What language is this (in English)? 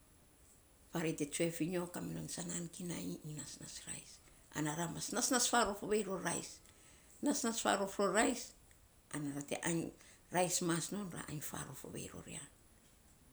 Saposa